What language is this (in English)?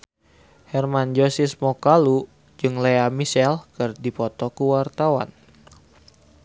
Sundanese